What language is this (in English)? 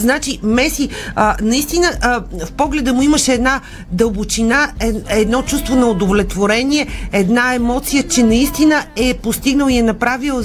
Bulgarian